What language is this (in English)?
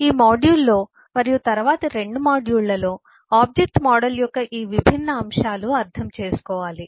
Telugu